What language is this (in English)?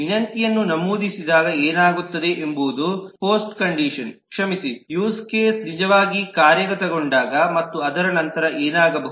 Kannada